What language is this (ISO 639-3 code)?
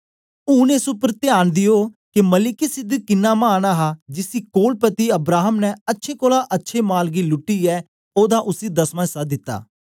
doi